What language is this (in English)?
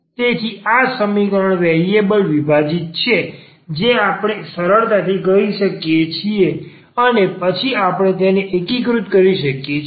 Gujarati